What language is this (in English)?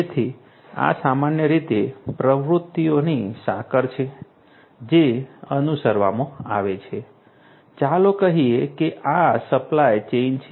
Gujarati